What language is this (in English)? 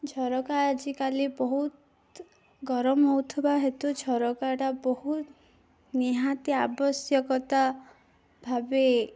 Odia